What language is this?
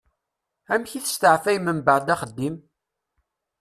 Kabyle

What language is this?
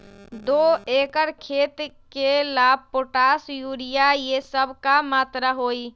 Magahi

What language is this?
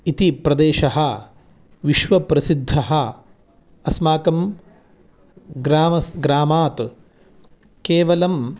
Sanskrit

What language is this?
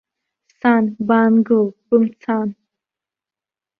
Abkhazian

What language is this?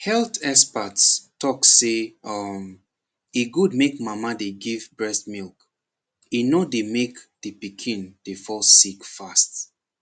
Nigerian Pidgin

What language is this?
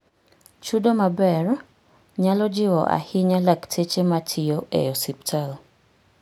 Luo (Kenya and Tanzania)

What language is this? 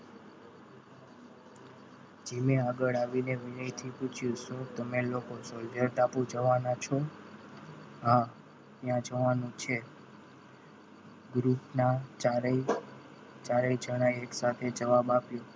Gujarati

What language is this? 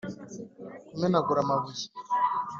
Kinyarwanda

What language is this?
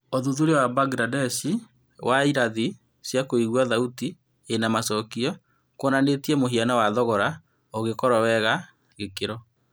Kikuyu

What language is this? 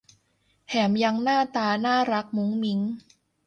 Thai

